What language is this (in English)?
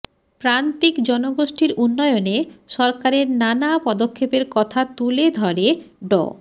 Bangla